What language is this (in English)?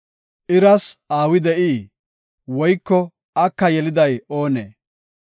Gofa